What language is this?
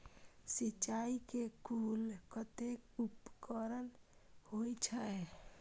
Maithili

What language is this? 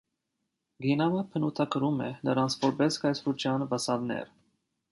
Armenian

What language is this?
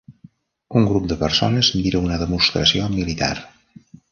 Catalan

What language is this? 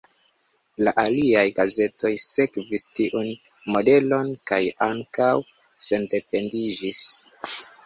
Esperanto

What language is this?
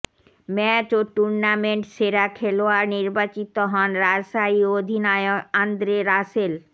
Bangla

